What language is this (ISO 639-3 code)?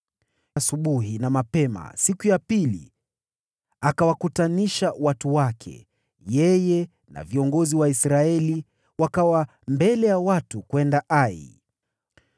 swa